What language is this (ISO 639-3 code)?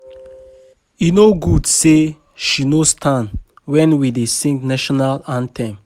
pcm